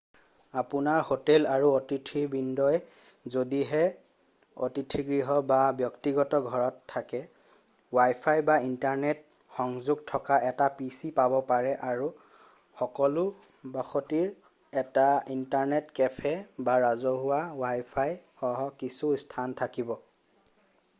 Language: Assamese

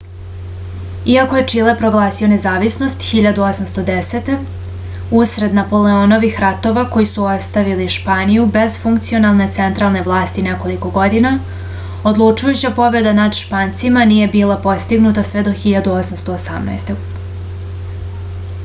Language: Serbian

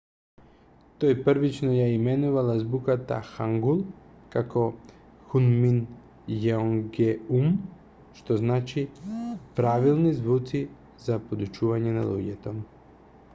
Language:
Macedonian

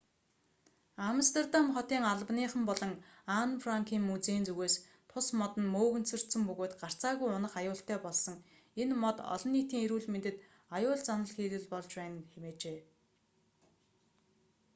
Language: Mongolian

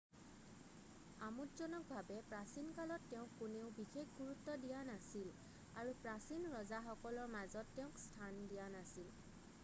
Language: Assamese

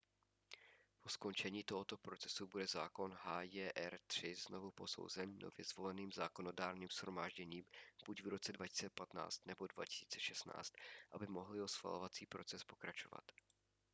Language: Czech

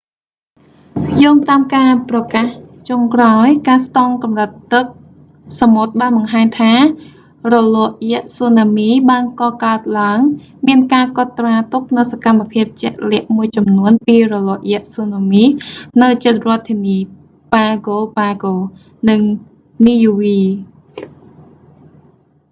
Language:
Khmer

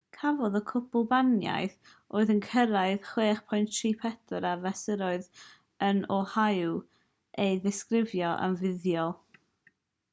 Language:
Welsh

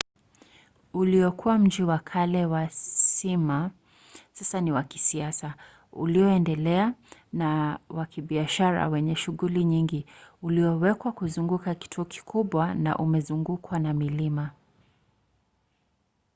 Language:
Swahili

